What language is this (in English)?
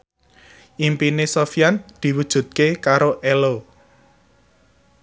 Javanese